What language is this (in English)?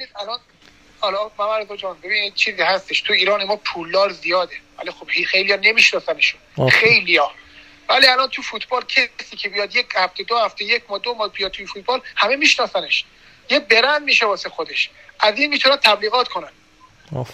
Persian